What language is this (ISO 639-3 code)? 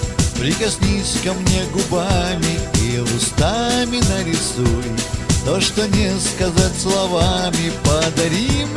rus